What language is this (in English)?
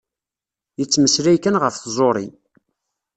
Kabyle